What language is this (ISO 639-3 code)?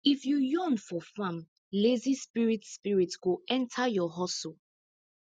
pcm